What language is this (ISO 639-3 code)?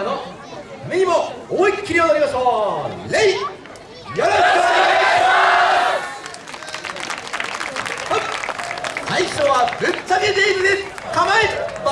jpn